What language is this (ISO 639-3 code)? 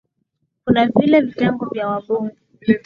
swa